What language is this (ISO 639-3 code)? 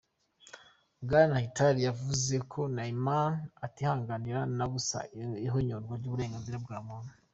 kin